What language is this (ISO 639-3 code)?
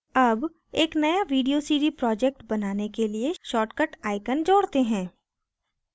hin